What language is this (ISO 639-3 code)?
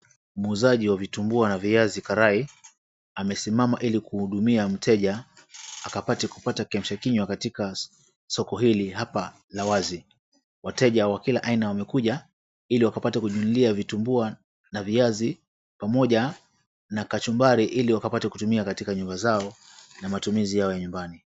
swa